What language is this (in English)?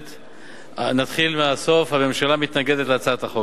Hebrew